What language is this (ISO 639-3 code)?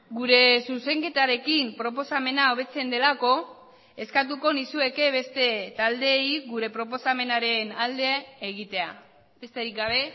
eus